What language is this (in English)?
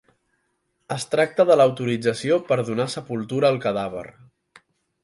Catalan